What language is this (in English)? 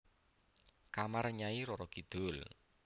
Javanese